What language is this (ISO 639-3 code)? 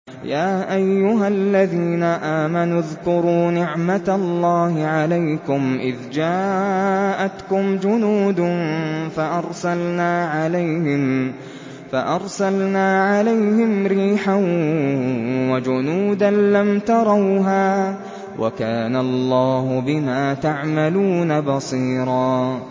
ara